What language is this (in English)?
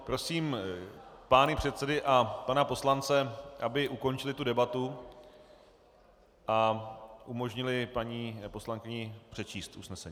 Czech